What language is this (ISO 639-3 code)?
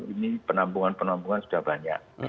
ind